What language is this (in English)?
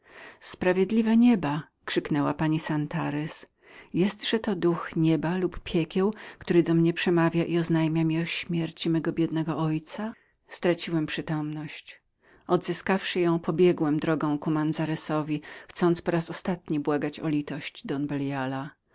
Polish